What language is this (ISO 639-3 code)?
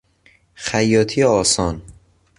fas